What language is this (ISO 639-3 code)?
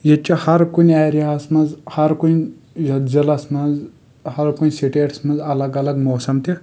kas